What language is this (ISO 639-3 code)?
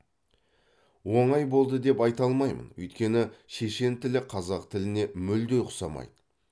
kaz